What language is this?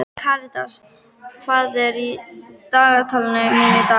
Icelandic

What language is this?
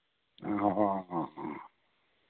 Santali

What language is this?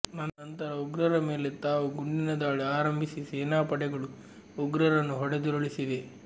Kannada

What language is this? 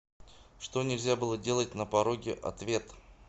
Russian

